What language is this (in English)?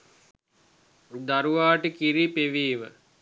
Sinhala